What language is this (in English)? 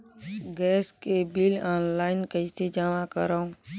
Chhattisgarhi